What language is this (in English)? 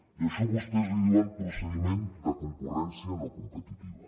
Catalan